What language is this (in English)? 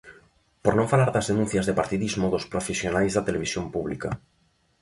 Galician